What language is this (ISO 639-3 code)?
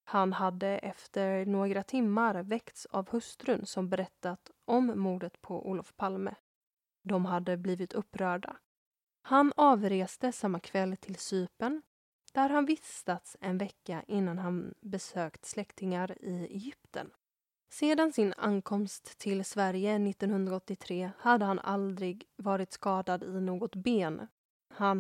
swe